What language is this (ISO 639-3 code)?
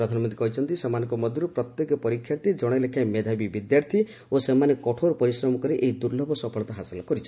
ori